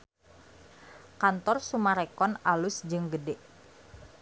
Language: Sundanese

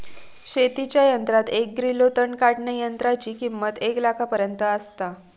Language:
Marathi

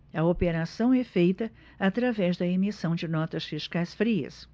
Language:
Portuguese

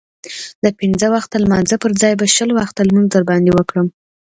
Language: Pashto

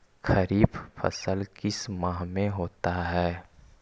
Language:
Magahi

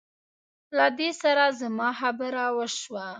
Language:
Pashto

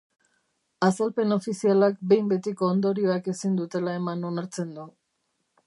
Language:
Basque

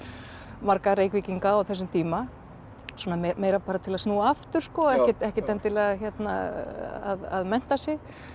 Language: Icelandic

